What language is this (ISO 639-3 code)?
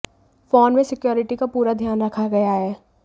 hin